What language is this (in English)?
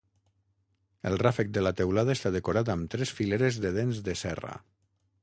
Catalan